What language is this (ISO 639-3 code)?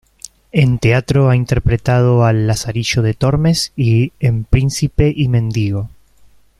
spa